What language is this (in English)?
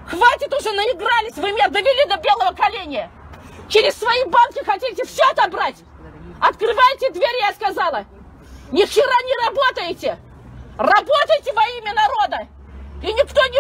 Russian